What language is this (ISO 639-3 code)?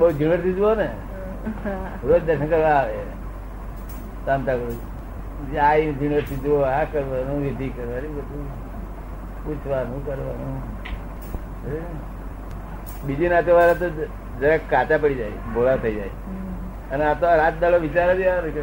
guj